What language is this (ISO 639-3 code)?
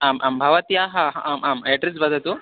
san